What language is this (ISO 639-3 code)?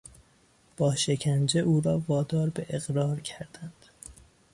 fas